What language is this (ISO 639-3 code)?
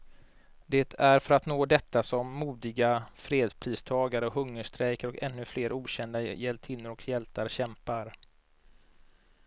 swe